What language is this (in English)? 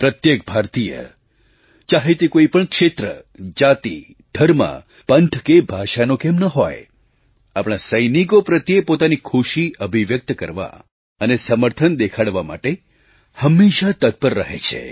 Gujarati